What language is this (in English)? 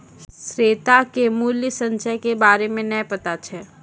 Maithili